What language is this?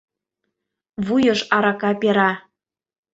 Mari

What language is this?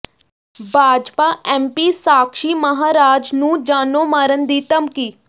Punjabi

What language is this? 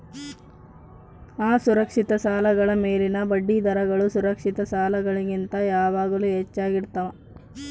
Kannada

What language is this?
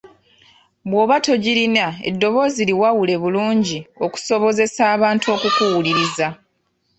Ganda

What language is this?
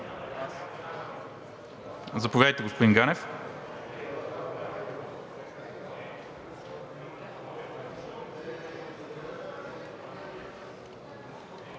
Bulgarian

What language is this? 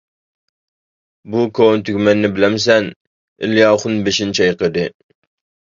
Uyghur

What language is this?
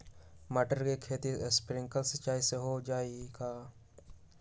Magahi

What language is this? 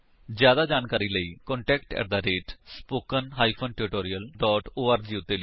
Punjabi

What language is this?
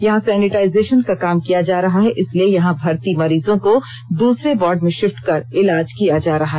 Hindi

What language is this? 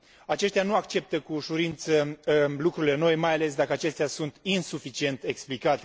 Romanian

